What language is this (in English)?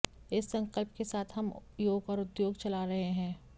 Hindi